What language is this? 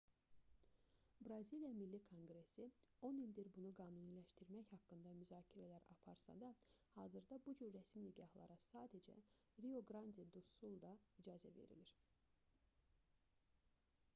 Azerbaijani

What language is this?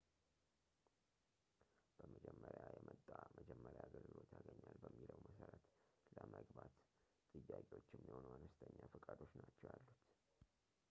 Amharic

